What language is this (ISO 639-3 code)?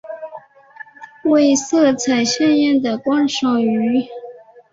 zho